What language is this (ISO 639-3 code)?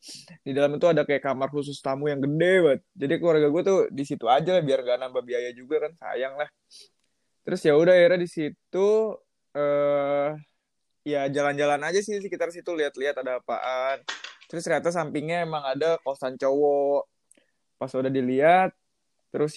ind